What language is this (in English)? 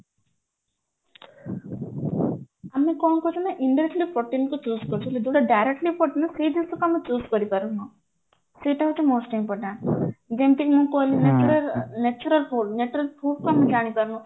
Odia